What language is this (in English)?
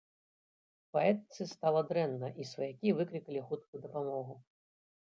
Belarusian